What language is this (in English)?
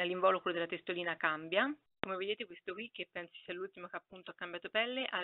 Italian